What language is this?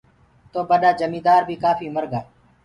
Gurgula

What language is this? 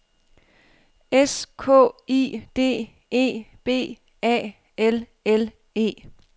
Danish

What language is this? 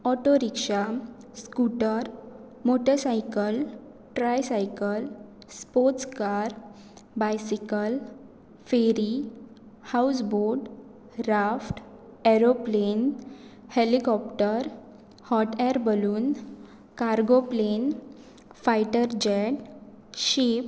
Konkani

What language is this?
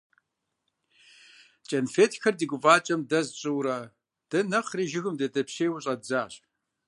Kabardian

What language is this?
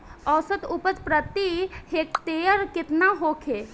Bhojpuri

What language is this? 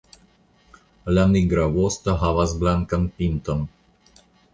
Esperanto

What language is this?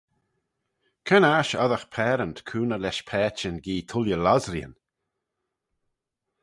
Manx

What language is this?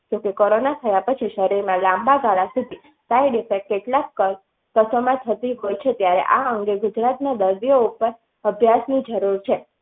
Gujarati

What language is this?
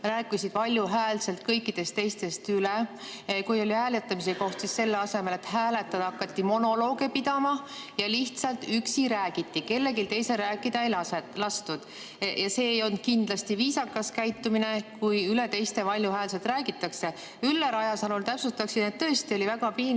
Estonian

